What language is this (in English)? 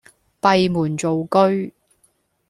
Cantonese